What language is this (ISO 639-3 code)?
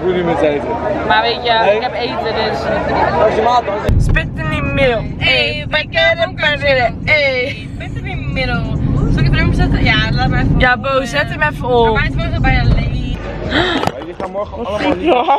nld